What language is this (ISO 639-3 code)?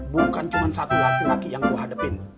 ind